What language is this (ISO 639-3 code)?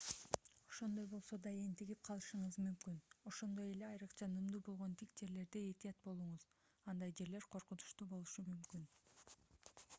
kir